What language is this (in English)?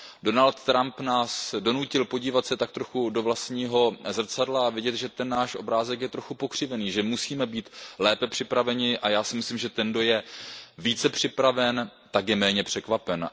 Czech